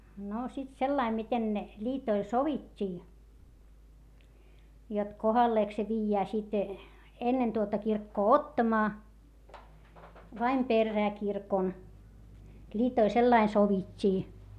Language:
Finnish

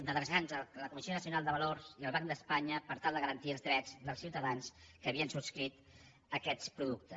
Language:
Catalan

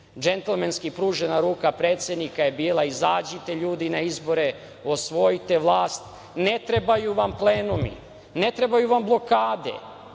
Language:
Serbian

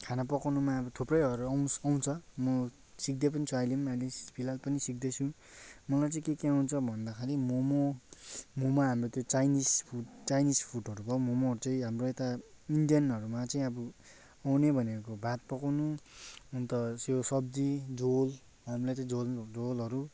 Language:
Nepali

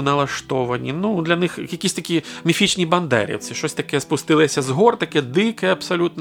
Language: Ukrainian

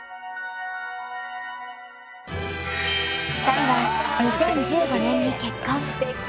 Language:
Japanese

